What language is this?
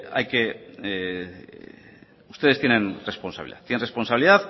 Spanish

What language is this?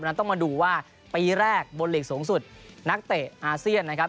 Thai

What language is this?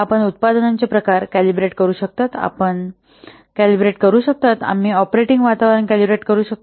Marathi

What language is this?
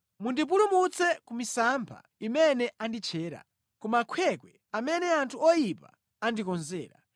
Nyanja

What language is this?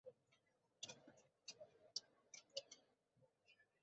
Abkhazian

